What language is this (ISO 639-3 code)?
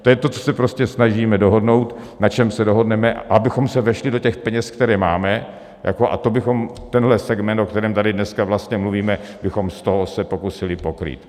ces